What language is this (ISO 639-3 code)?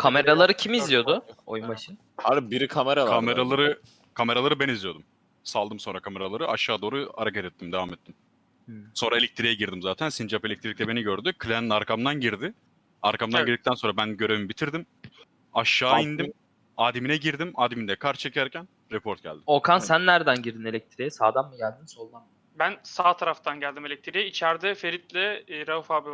tur